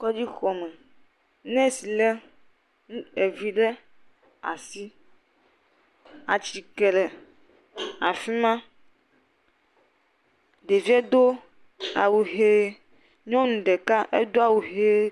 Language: Ewe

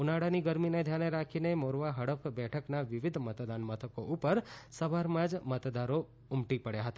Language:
Gujarati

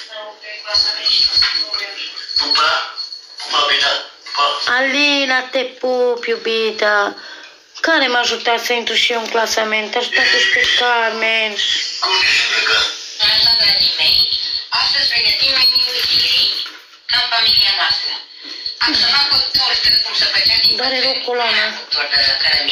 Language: Romanian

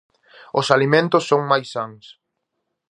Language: Galician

